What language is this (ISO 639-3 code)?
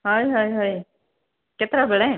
ori